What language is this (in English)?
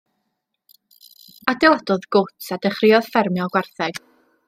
Welsh